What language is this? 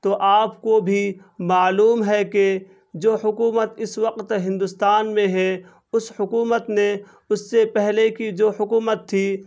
Urdu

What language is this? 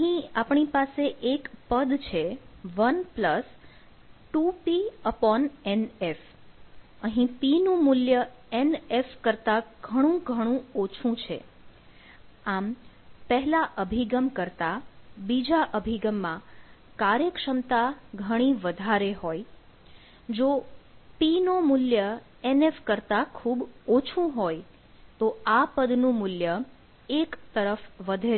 Gujarati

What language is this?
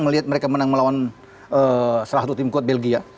Indonesian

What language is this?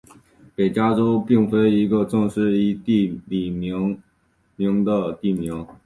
Chinese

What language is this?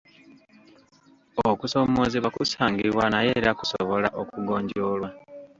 Ganda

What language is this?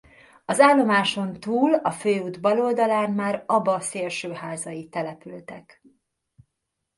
Hungarian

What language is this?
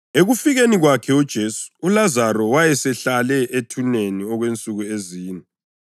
North Ndebele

